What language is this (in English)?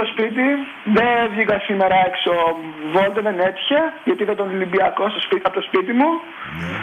Greek